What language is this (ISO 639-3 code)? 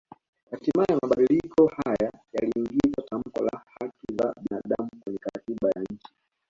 swa